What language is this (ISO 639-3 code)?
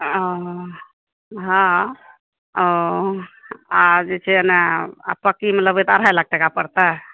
mai